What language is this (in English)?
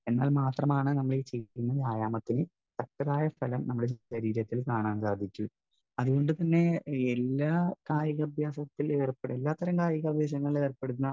Malayalam